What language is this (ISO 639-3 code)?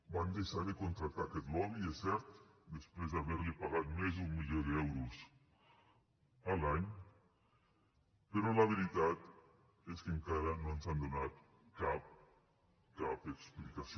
cat